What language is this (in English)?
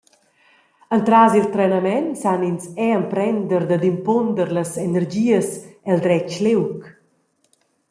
Romansh